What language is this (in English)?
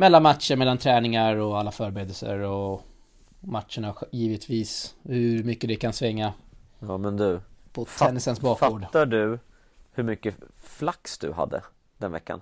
Swedish